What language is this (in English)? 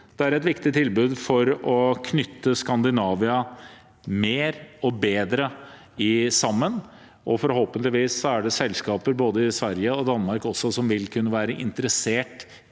Norwegian